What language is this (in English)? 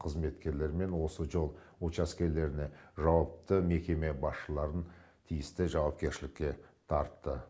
Kazakh